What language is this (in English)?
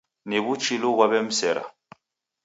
Taita